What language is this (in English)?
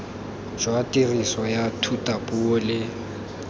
Tswana